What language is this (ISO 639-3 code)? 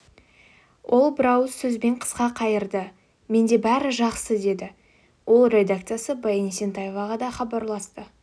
kaz